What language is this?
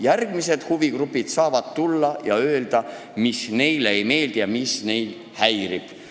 Estonian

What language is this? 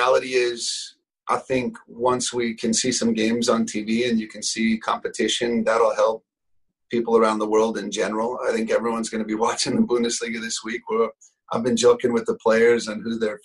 English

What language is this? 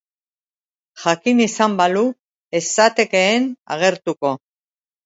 Basque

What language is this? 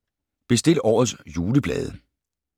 Danish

